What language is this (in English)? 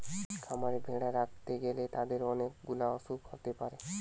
Bangla